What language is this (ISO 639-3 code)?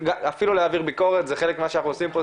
heb